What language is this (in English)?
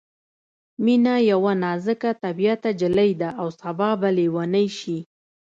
Pashto